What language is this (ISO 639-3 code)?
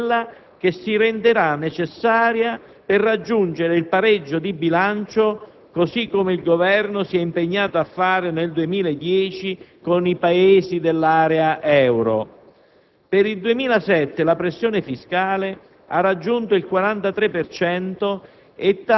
ita